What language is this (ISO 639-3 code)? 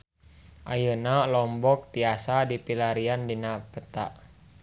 sun